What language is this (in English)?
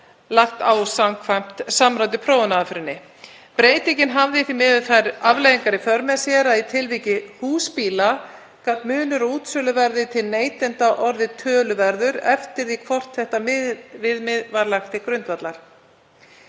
Icelandic